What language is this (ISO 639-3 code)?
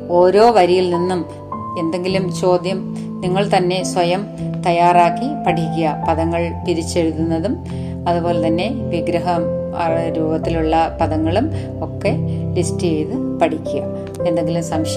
mal